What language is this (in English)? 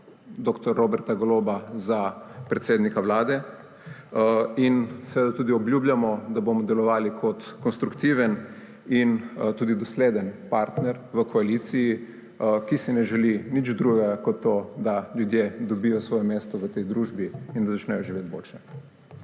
Slovenian